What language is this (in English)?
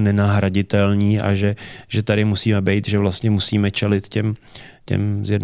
Czech